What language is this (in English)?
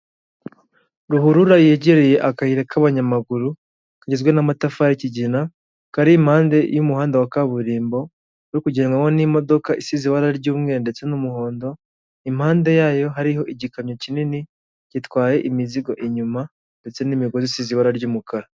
Kinyarwanda